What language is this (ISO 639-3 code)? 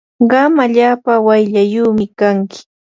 qur